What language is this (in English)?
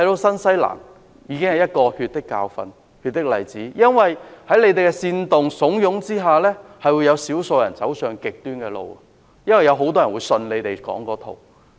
Cantonese